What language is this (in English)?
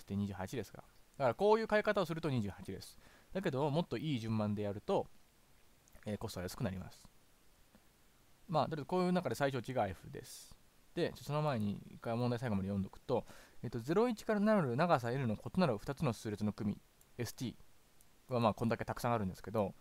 Japanese